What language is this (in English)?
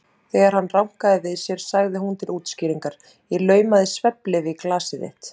Icelandic